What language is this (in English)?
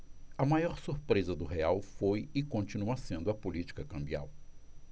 Portuguese